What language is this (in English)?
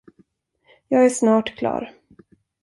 Swedish